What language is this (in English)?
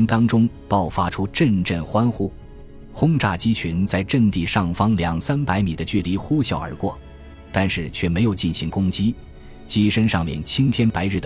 Chinese